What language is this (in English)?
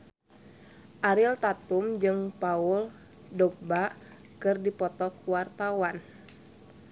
Sundanese